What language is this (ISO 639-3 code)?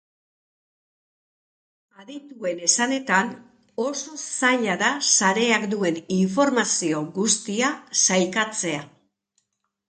eus